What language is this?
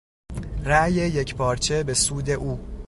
Persian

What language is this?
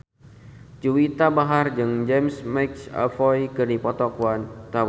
Sundanese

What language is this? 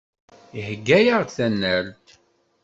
Kabyle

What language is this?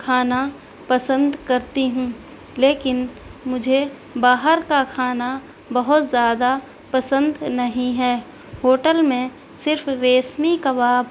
Urdu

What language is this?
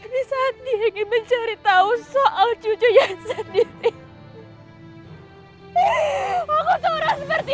Indonesian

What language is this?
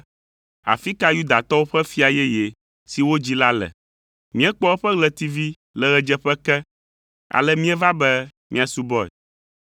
Ewe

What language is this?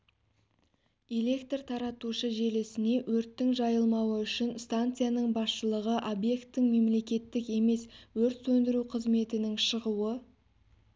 Kazakh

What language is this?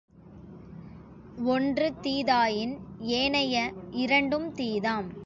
Tamil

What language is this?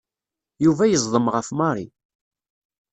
Kabyle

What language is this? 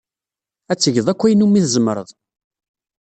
Kabyle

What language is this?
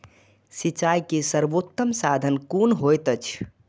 Maithili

